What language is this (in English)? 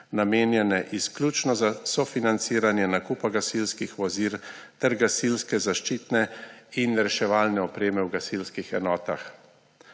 Slovenian